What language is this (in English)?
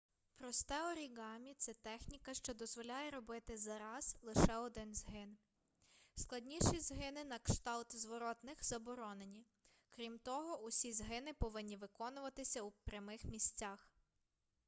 Ukrainian